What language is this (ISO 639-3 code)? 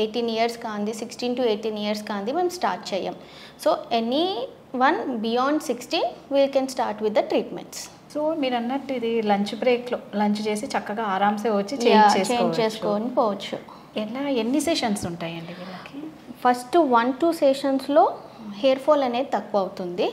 tel